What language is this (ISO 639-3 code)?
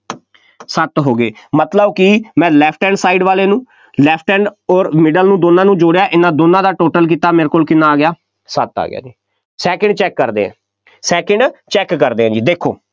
pan